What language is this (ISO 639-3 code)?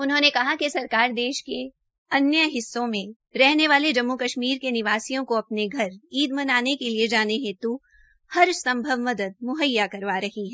hin